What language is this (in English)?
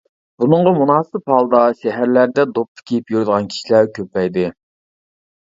Uyghur